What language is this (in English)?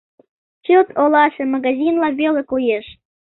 Mari